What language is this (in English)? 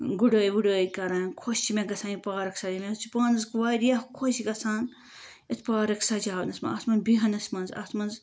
Kashmiri